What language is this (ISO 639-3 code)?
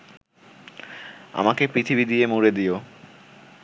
ben